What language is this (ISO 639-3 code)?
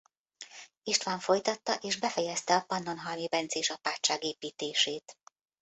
hun